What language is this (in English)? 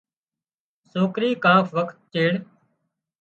Wadiyara Koli